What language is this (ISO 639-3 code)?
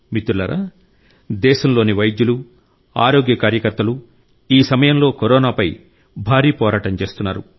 tel